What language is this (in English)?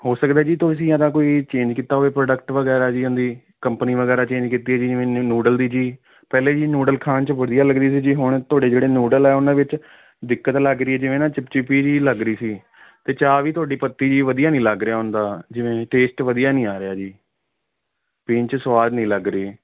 Punjabi